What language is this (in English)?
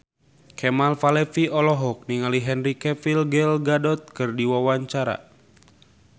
Sundanese